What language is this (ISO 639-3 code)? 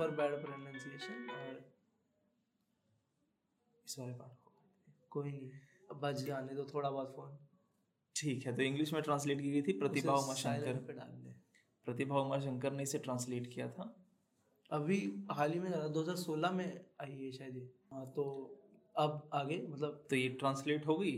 hin